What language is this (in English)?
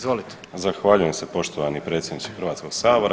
Croatian